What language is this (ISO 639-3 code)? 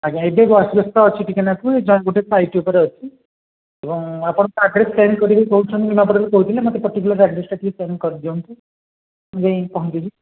ori